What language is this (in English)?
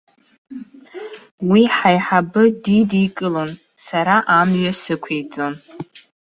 Abkhazian